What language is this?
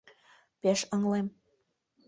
Mari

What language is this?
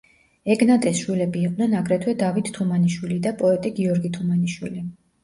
Georgian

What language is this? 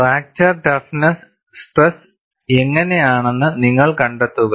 Malayalam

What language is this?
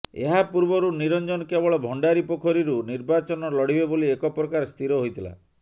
Odia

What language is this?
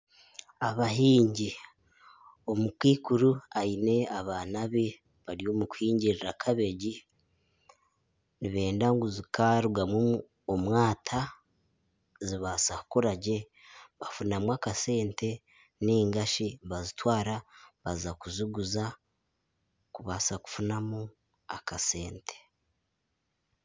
Nyankole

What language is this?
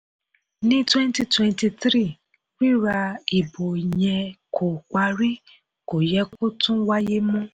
Yoruba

